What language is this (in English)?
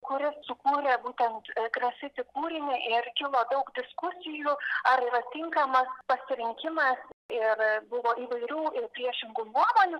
Lithuanian